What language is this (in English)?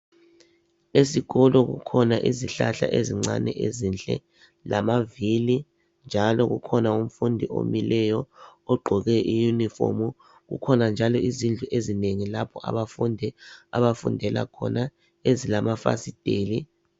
North Ndebele